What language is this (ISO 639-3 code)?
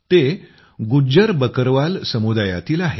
mar